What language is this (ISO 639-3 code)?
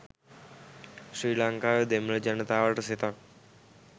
sin